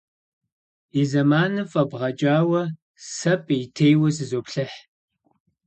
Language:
Kabardian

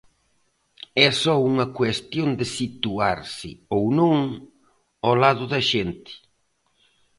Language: Galician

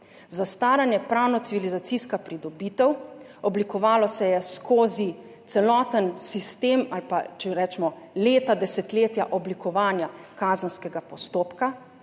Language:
Slovenian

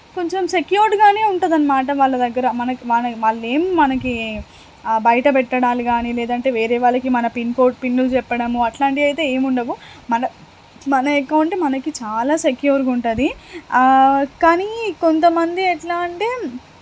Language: Telugu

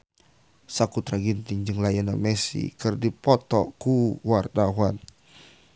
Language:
Sundanese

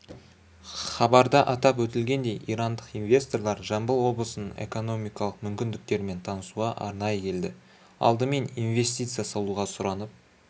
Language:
Kazakh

